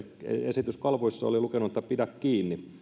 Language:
Finnish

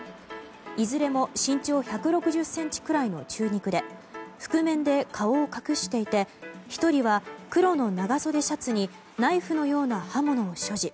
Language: Japanese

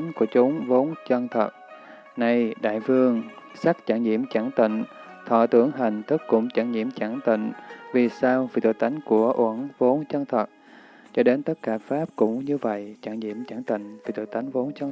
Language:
Vietnamese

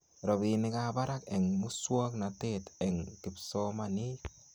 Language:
Kalenjin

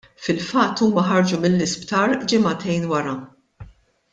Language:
Maltese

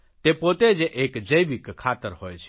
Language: Gujarati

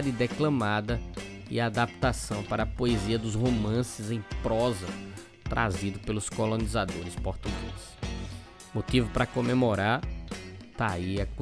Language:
Portuguese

